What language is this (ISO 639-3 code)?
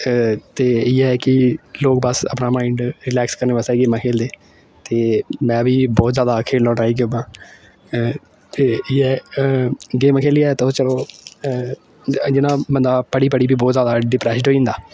doi